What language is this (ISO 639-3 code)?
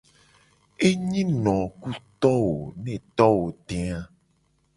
gej